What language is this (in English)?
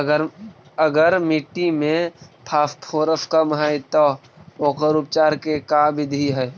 Magahi